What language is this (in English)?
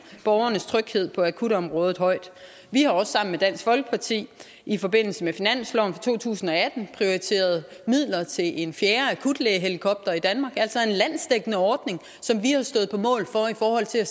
Danish